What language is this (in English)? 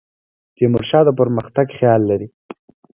Pashto